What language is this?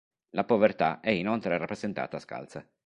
Italian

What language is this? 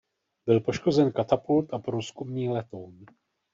Czech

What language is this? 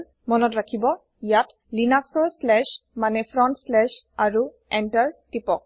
Assamese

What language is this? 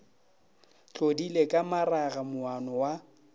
Northern Sotho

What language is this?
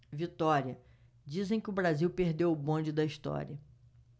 Portuguese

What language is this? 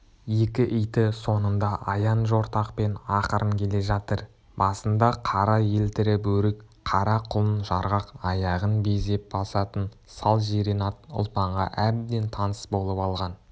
Kazakh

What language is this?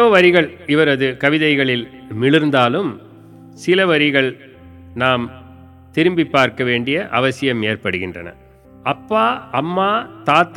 Tamil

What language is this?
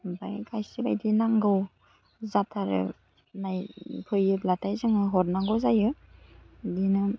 Bodo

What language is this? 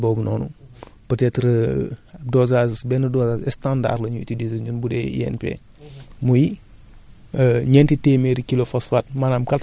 Wolof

